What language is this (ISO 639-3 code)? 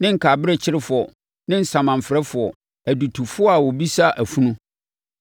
aka